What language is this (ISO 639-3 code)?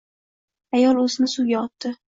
uzb